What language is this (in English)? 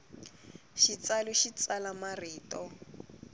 Tsonga